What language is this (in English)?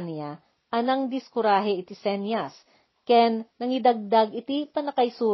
Filipino